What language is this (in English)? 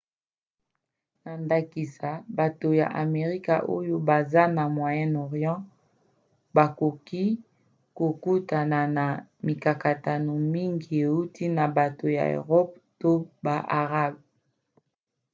Lingala